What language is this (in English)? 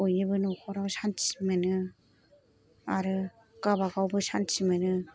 Bodo